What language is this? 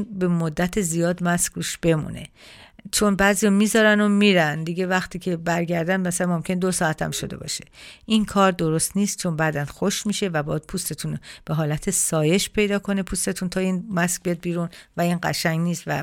Persian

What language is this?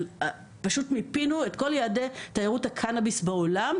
Hebrew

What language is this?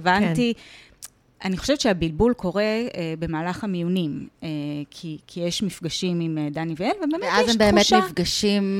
Hebrew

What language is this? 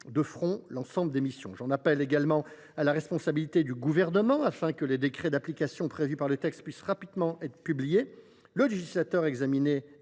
French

